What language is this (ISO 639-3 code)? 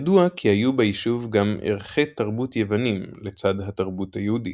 heb